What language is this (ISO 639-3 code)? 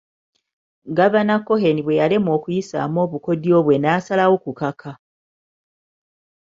lug